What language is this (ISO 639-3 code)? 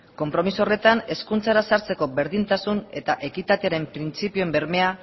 eus